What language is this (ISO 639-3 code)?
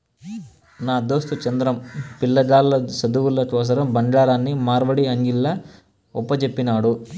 tel